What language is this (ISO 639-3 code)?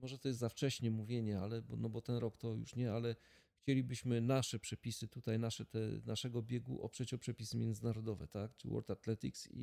pol